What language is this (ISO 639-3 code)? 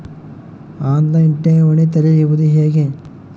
kan